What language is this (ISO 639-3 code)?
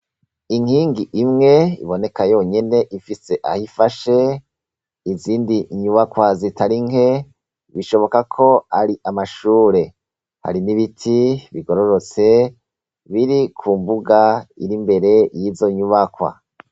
run